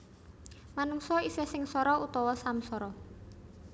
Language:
Javanese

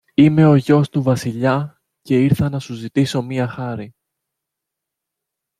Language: Greek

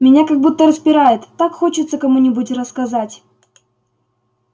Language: Russian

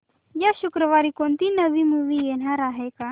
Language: Marathi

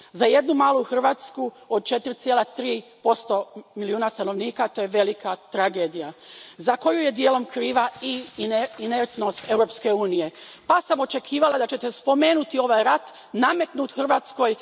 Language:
Croatian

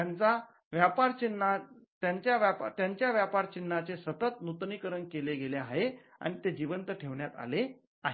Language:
Marathi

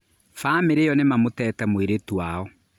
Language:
Kikuyu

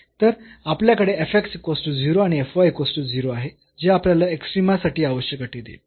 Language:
Marathi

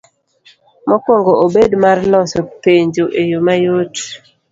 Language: Luo (Kenya and Tanzania)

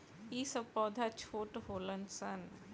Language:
Bhojpuri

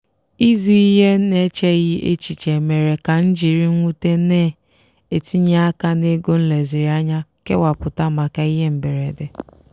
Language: Igbo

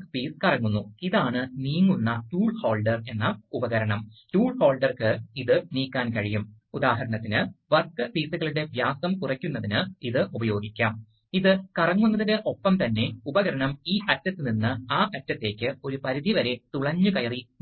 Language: Malayalam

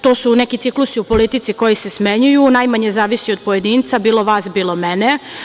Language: Serbian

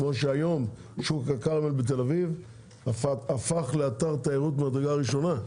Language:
Hebrew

